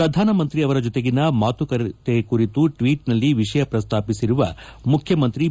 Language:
Kannada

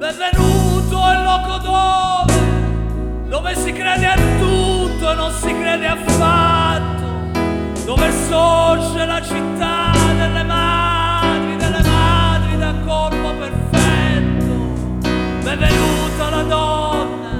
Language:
Italian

